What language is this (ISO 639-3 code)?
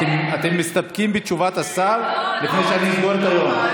heb